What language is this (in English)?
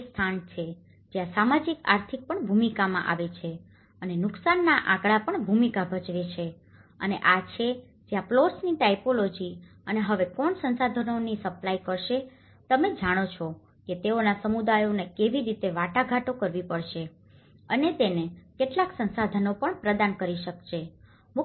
Gujarati